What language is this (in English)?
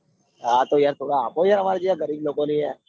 Gujarati